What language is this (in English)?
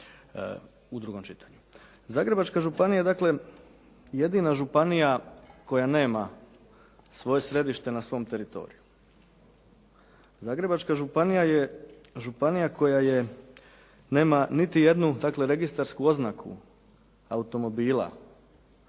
Croatian